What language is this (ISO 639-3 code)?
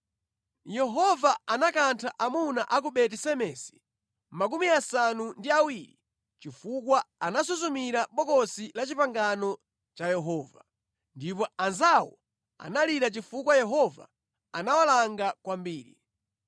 nya